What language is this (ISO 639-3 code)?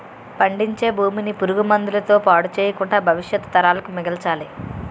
tel